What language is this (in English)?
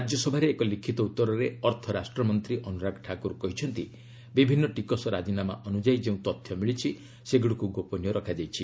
Odia